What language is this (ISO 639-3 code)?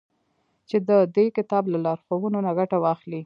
pus